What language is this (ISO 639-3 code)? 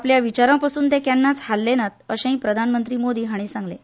kok